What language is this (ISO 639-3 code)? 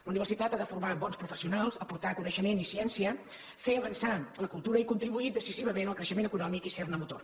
cat